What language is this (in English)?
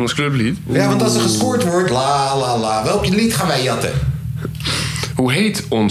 Dutch